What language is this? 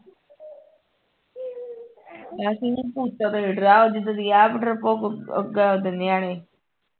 Punjabi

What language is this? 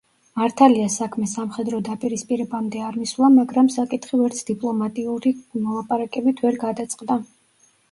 Georgian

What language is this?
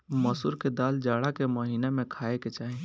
Bhojpuri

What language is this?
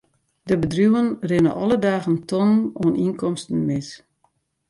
Western Frisian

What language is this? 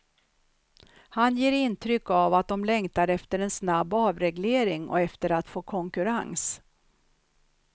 Swedish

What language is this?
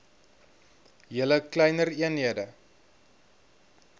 Afrikaans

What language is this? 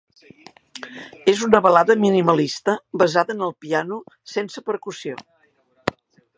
Catalan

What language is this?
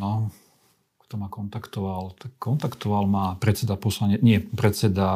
Slovak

